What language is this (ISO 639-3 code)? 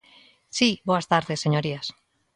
glg